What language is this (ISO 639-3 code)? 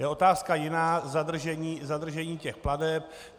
ces